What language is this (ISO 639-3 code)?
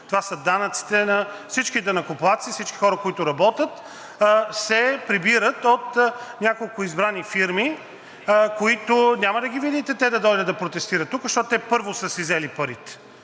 bul